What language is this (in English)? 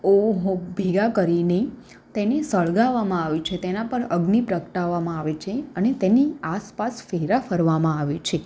Gujarati